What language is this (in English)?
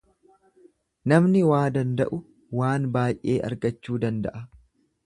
Oromo